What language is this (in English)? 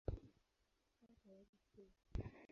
Swahili